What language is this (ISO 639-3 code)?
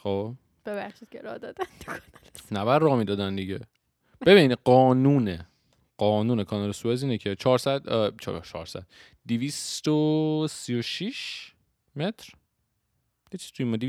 fas